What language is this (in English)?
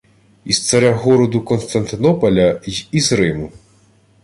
Ukrainian